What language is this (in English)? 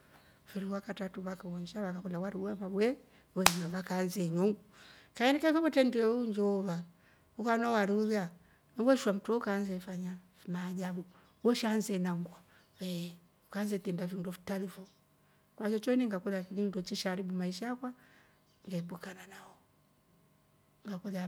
Rombo